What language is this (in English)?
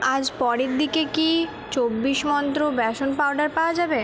Bangla